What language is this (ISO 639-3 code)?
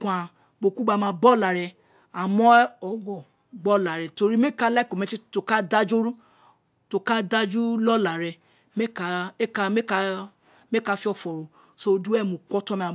its